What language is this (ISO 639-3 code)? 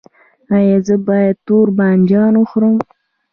pus